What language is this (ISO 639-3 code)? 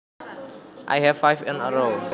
jav